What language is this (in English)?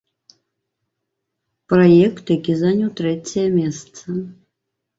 Belarusian